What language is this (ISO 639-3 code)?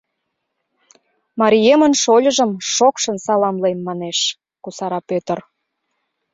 chm